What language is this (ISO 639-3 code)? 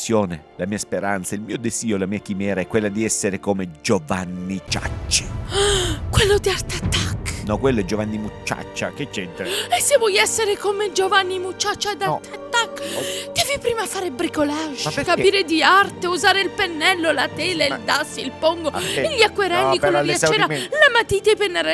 ita